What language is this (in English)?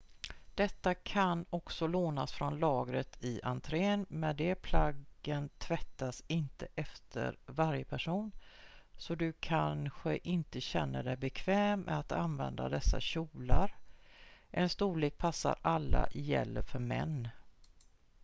Swedish